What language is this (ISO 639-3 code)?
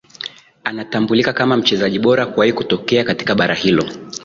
swa